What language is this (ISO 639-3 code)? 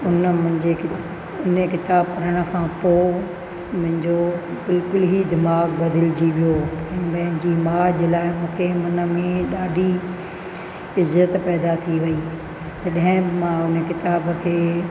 snd